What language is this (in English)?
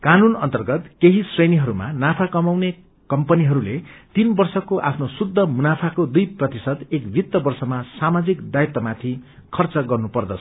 Nepali